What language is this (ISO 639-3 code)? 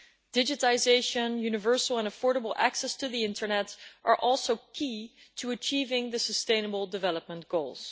eng